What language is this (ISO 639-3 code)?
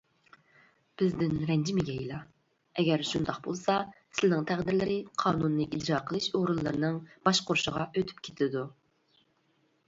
uig